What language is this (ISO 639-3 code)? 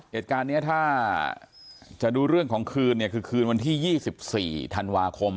tha